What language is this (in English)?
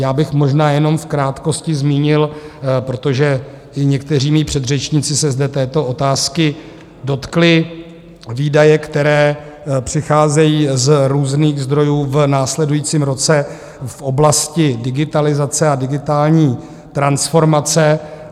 Czech